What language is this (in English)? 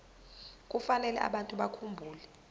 Zulu